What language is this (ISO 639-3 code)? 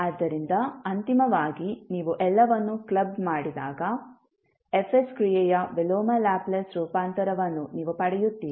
kan